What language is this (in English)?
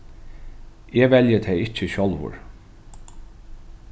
Faroese